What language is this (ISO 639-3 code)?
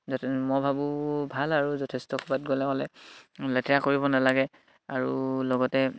asm